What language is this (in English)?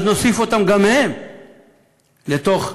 Hebrew